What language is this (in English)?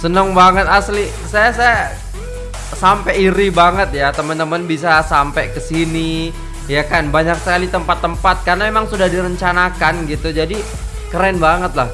Indonesian